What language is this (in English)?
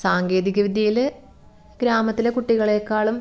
Malayalam